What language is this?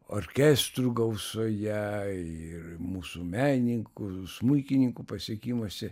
Lithuanian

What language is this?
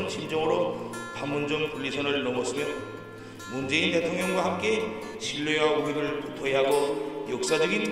Korean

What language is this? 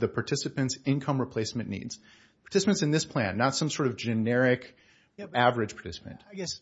English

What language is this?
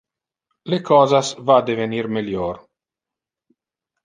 Interlingua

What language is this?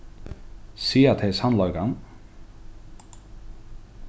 Faroese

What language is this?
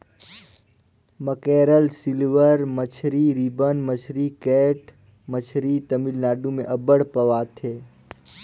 Chhattisgarhi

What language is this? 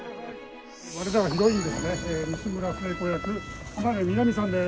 Japanese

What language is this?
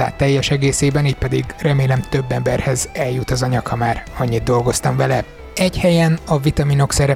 Hungarian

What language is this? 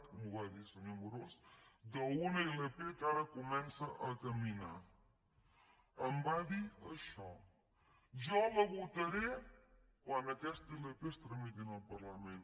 Catalan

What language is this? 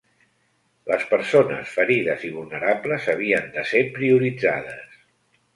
Catalan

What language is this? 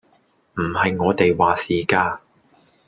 Cantonese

